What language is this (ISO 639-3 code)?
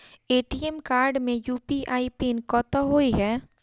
mai